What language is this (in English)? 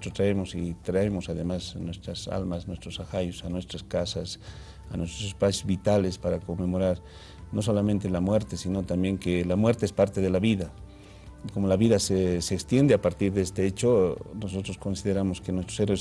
Spanish